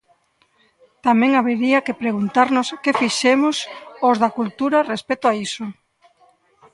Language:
Galician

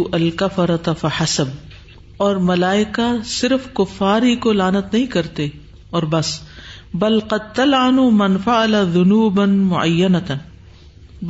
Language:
Urdu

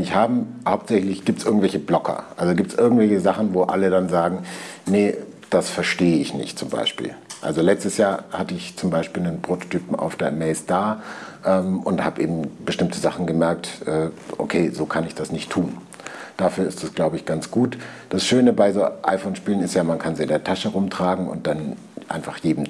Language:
German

